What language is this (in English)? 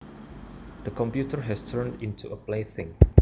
Javanese